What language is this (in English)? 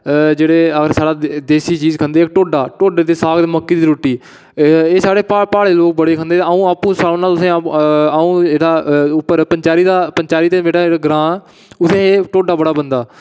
Dogri